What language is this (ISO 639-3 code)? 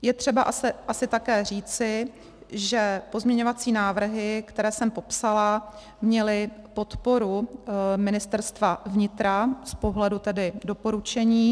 ces